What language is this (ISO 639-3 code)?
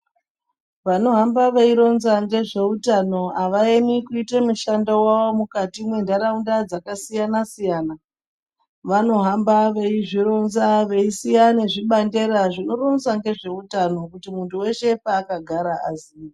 ndc